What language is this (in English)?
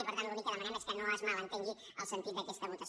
Catalan